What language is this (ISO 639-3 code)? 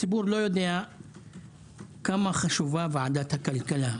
heb